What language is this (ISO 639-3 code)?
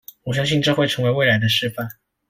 zho